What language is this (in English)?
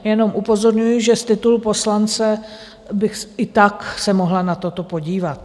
Czech